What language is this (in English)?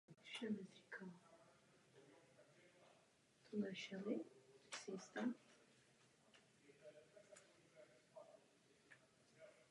Czech